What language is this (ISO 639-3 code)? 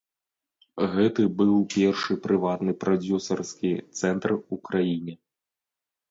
bel